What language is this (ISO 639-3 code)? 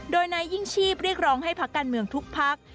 tha